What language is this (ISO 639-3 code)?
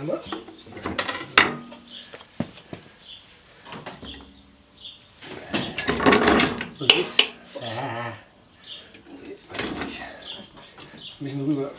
deu